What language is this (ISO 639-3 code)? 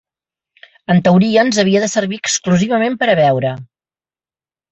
cat